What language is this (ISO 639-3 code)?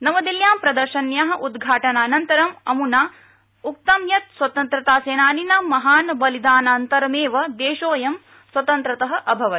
san